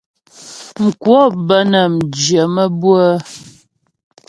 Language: Ghomala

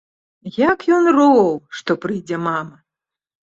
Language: Belarusian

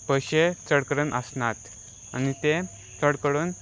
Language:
Konkani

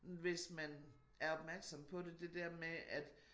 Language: Danish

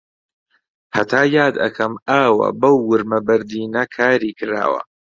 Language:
Central Kurdish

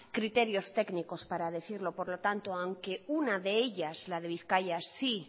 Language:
Spanish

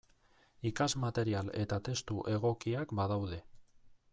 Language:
Basque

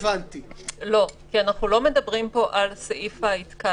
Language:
Hebrew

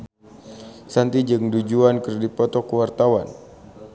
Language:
Sundanese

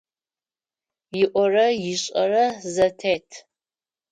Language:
Adyghe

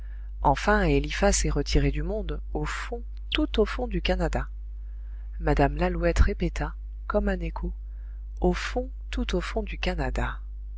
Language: French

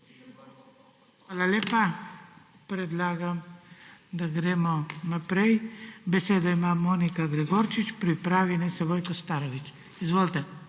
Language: Slovenian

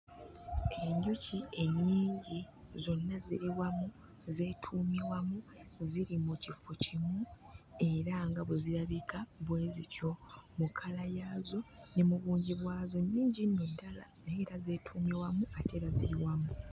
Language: Ganda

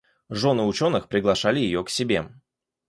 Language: Russian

